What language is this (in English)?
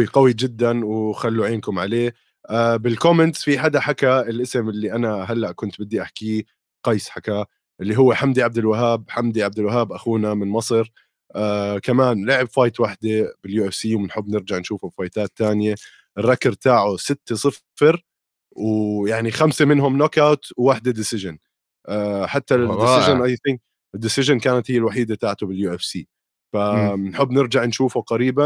Arabic